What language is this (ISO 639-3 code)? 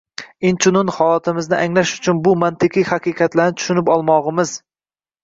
uzb